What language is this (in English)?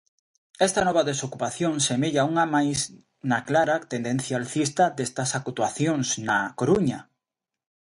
Galician